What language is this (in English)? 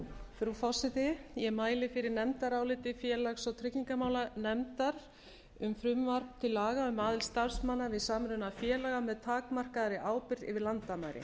Icelandic